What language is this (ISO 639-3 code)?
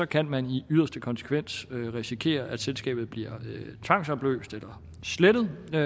dan